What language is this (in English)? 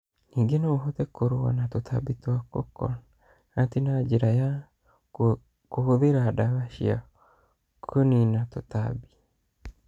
Kikuyu